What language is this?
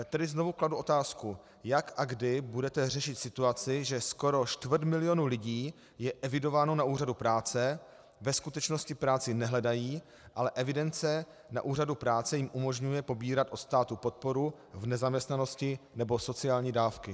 Czech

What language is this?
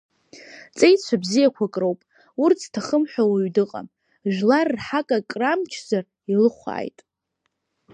Abkhazian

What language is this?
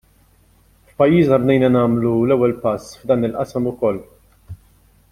Maltese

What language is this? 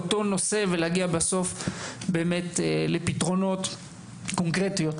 Hebrew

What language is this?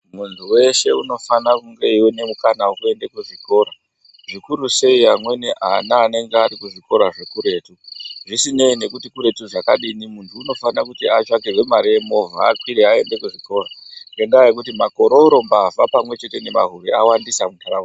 Ndau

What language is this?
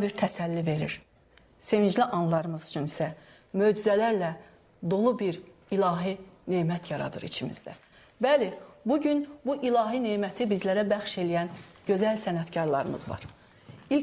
Turkish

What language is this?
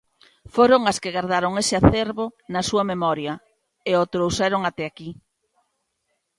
Galician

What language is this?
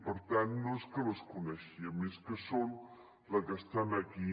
Catalan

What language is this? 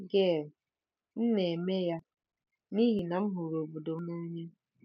Igbo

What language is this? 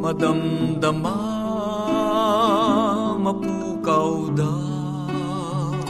Filipino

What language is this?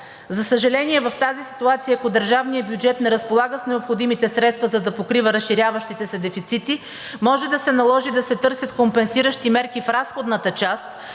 Bulgarian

